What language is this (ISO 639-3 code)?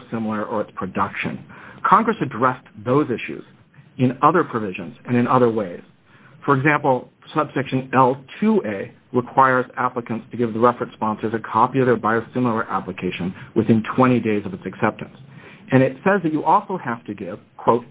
eng